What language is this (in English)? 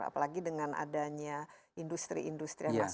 Indonesian